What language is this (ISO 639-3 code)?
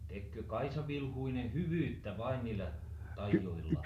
fin